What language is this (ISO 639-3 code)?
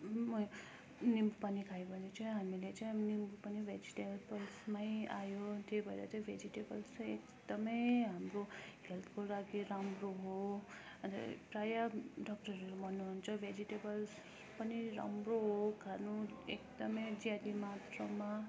nep